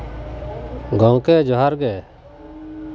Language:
Santali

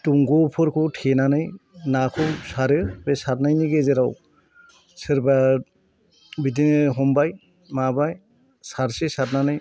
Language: Bodo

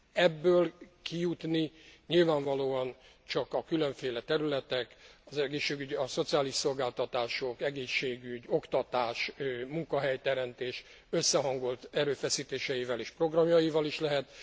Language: Hungarian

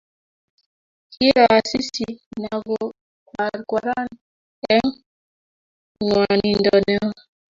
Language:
Kalenjin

